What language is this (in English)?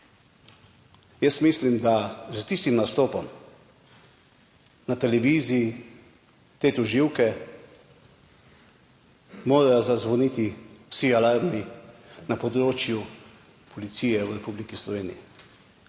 Slovenian